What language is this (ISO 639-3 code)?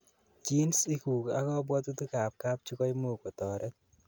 kln